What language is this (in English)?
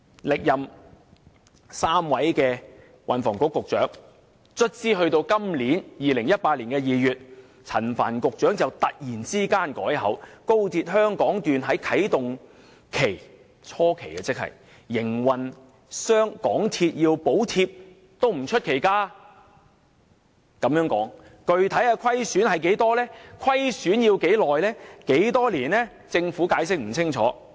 Cantonese